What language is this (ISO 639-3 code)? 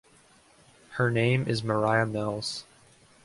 eng